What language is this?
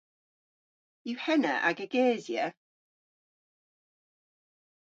Cornish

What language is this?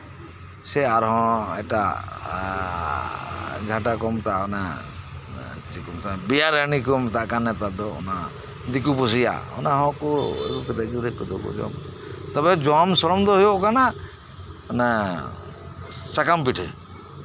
Santali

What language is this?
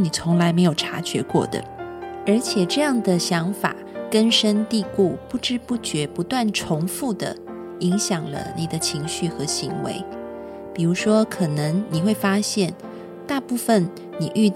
Chinese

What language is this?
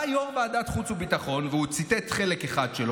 Hebrew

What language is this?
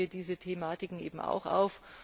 German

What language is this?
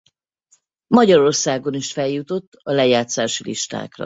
Hungarian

